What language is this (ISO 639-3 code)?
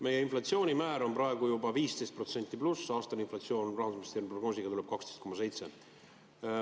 est